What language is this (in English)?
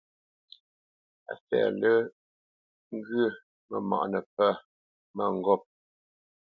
Bamenyam